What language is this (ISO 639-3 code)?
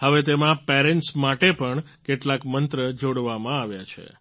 guj